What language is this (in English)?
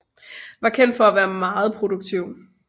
Danish